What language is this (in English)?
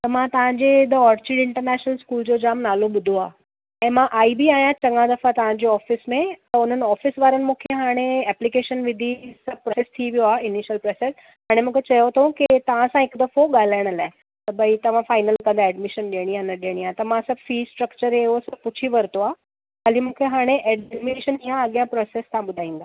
Sindhi